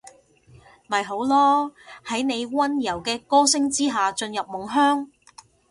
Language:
Cantonese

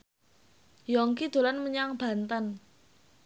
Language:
Javanese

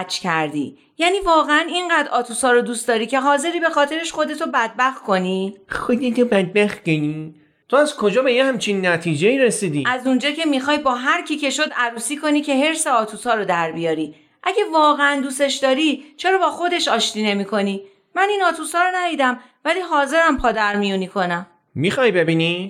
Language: Persian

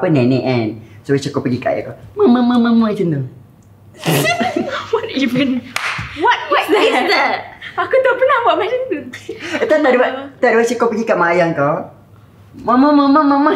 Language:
Malay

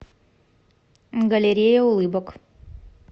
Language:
Russian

